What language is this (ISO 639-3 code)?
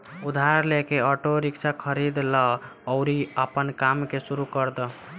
bho